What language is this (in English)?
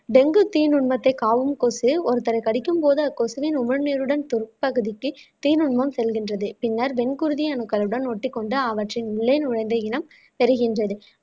Tamil